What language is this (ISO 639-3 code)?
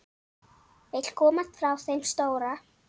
isl